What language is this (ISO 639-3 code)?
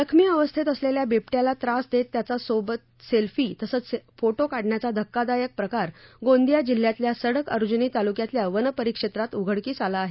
mar